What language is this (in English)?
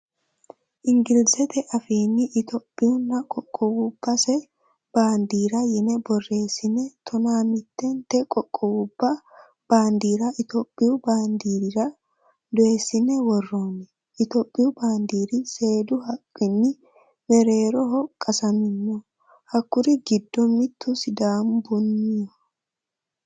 Sidamo